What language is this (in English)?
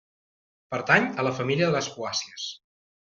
Catalan